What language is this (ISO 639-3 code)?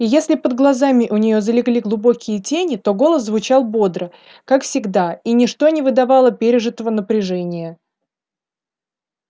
rus